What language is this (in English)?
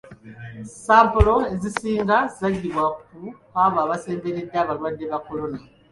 Ganda